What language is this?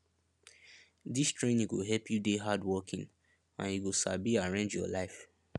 Nigerian Pidgin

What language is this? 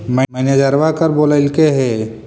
Magahi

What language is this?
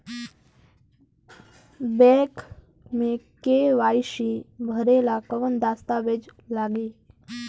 Bhojpuri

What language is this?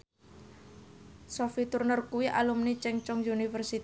Javanese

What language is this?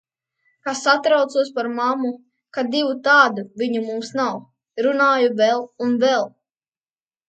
Latvian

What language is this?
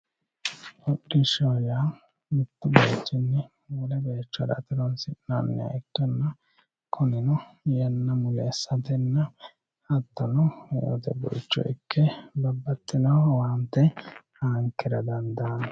Sidamo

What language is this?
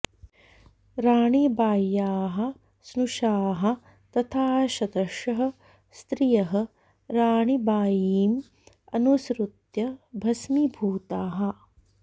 Sanskrit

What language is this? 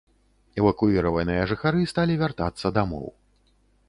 Belarusian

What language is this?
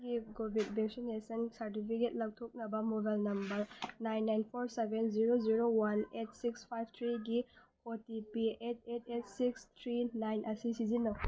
Manipuri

